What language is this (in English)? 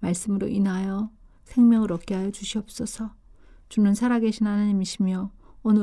Korean